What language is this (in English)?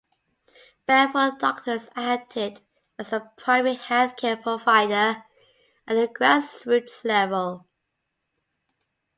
English